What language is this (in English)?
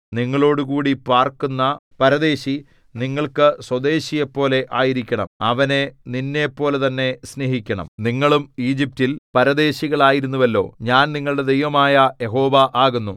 Malayalam